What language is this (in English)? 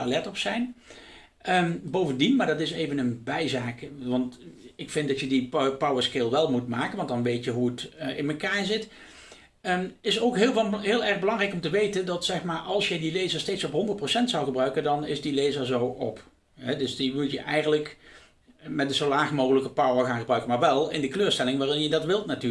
Dutch